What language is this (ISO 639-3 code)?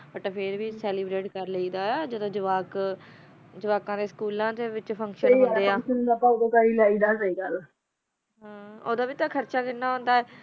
pan